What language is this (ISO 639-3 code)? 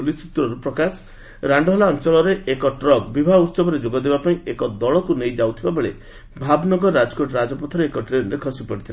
ori